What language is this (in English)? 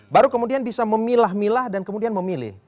Indonesian